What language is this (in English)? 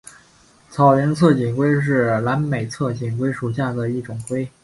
Chinese